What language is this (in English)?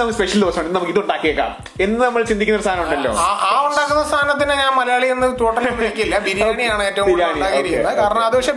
Malayalam